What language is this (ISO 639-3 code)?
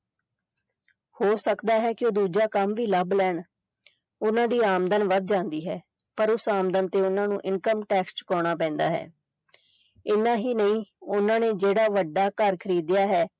pan